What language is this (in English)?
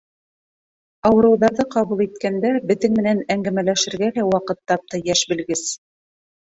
Bashkir